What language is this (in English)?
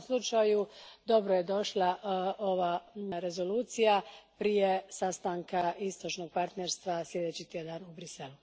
Croatian